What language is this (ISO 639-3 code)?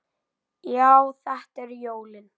isl